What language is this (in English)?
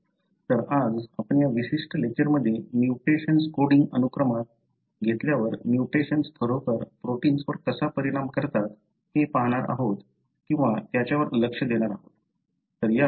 Marathi